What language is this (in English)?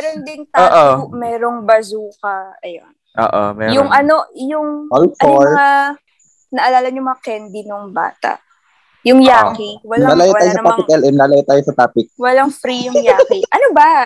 Filipino